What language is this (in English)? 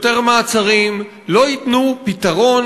Hebrew